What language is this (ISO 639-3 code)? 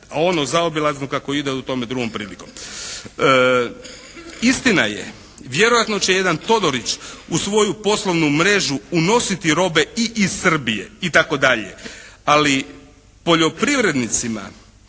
hrv